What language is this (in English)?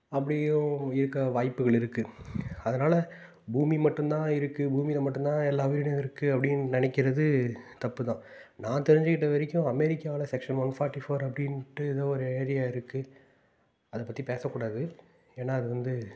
Tamil